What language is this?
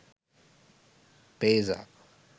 Sinhala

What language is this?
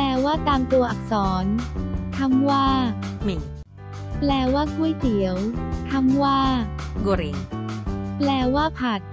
Thai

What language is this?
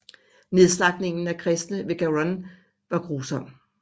Danish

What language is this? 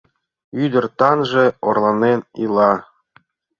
Mari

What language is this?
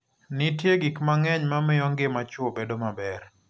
Luo (Kenya and Tanzania)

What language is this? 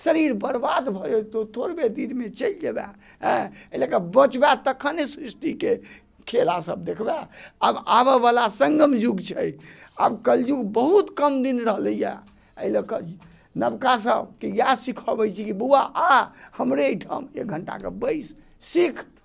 Maithili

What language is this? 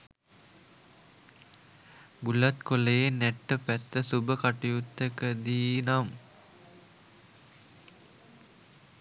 Sinhala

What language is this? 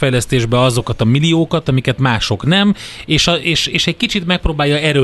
Hungarian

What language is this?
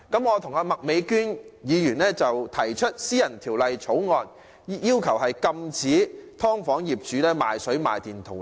Cantonese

